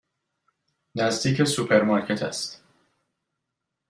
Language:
Persian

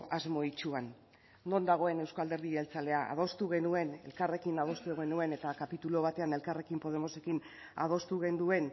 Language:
Basque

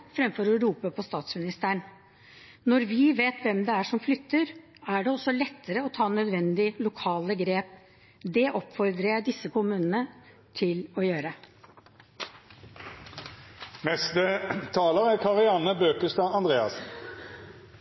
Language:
Norwegian Bokmål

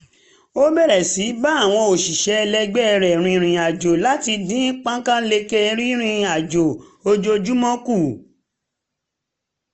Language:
Yoruba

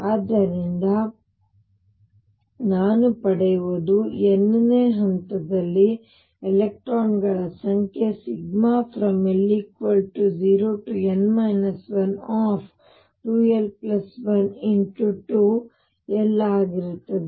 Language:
Kannada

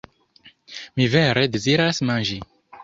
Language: Esperanto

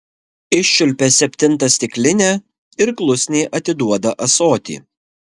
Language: Lithuanian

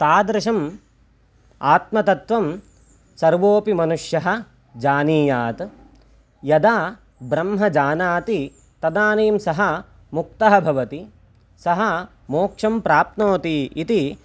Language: Sanskrit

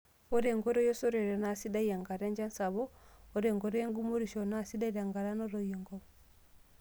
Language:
Masai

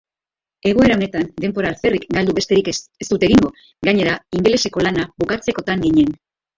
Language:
Basque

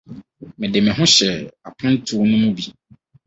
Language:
Akan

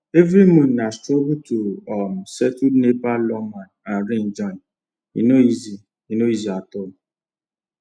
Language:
Nigerian Pidgin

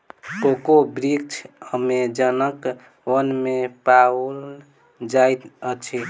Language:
Maithili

